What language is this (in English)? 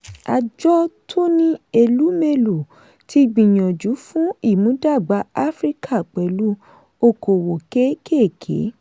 Yoruba